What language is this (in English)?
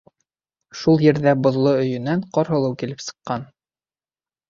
Bashkir